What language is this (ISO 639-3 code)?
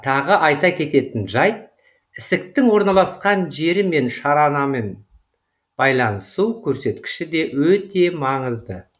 kaz